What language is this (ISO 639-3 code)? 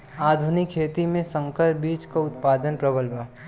bho